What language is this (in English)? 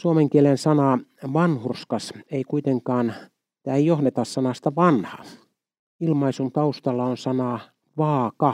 Finnish